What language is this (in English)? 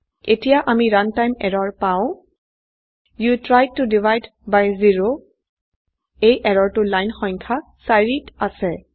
Assamese